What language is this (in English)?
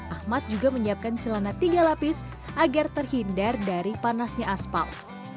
Indonesian